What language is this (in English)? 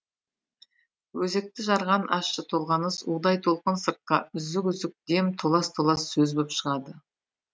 Kazakh